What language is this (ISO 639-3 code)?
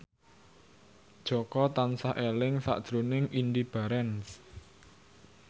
jav